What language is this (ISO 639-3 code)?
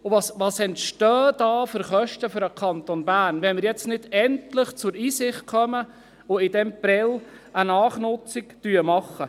gsw